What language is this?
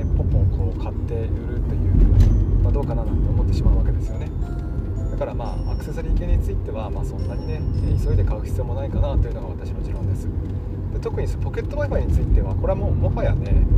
Japanese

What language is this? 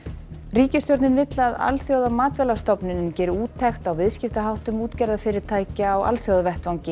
Icelandic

